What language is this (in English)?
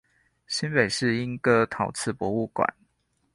Chinese